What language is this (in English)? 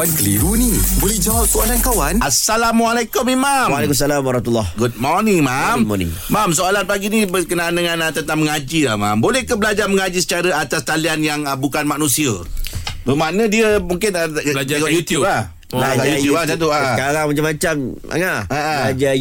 Malay